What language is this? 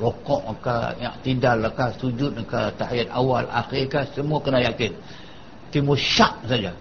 Malay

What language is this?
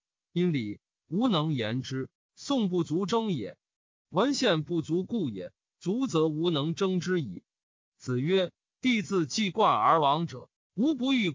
Chinese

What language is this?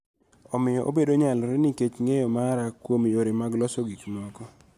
Luo (Kenya and Tanzania)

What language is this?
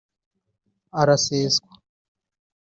Kinyarwanda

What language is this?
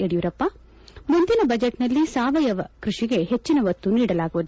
Kannada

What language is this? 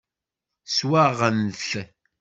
Kabyle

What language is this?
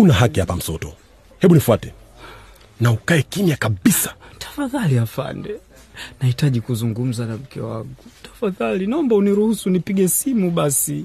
Swahili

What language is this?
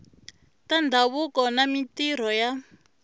Tsonga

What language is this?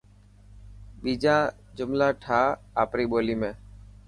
Dhatki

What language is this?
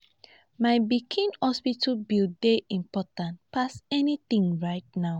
Nigerian Pidgin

